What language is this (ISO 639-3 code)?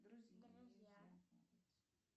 rus